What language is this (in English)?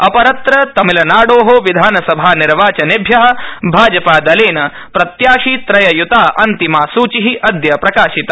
Sanskrit